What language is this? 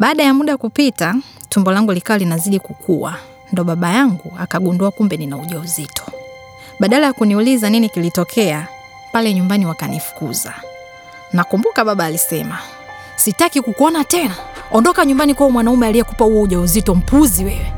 Swahili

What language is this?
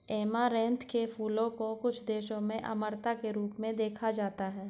Hindi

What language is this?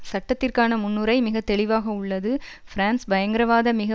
Tamil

